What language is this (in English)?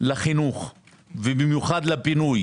Hebrew